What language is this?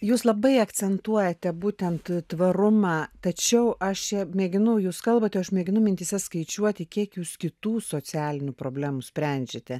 Lithuanian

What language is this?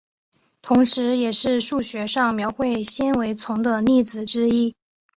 Chinese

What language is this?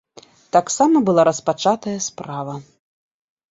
Belarusian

